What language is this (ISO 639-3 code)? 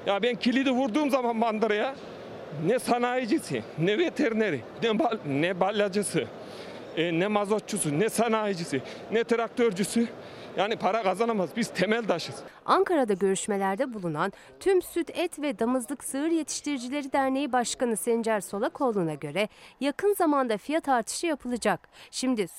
tur